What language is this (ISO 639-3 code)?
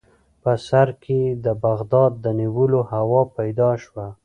pus